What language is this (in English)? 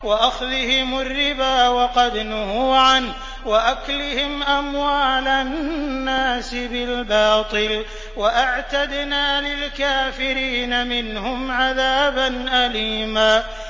Arabic